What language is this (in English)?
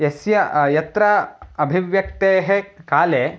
Sanskrit